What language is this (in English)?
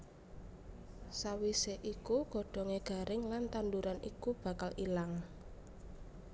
Javanese